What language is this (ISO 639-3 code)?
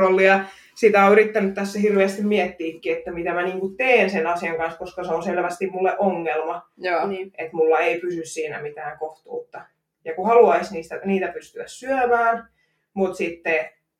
fin